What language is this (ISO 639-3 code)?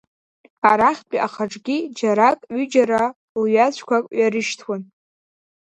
abk